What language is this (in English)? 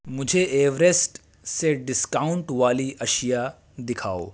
Urdu